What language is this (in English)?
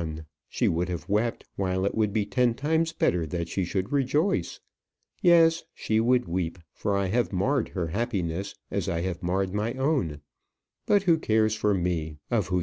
English